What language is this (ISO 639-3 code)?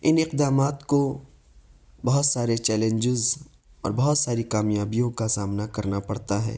urd